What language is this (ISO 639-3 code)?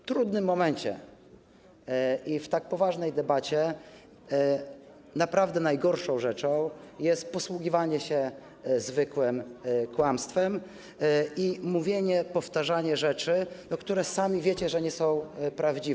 pol